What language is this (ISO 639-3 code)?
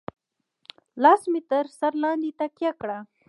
pus